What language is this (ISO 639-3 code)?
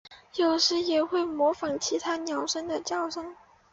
zho